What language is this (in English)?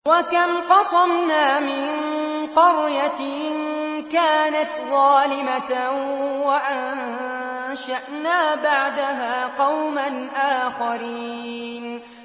Arabic